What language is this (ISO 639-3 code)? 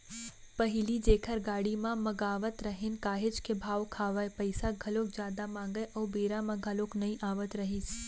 hne